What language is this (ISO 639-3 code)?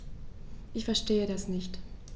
deu